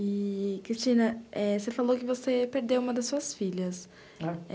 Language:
Portuguese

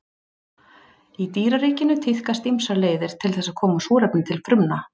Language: Icelandic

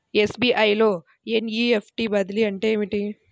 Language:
Telugu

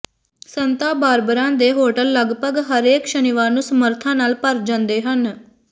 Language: Punjabi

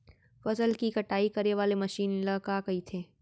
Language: Chhattisgarhi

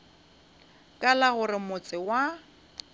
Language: Northern Sotho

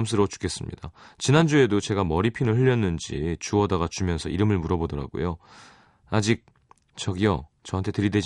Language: Korean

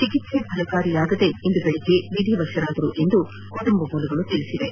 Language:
Kannada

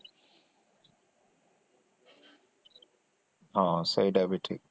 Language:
Odia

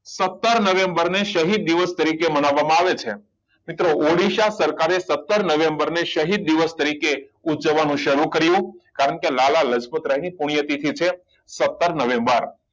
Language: Gujarati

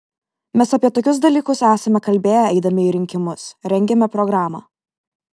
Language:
Lithuanian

